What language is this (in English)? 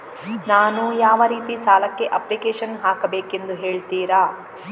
Kannada